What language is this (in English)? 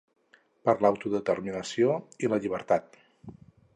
Catalan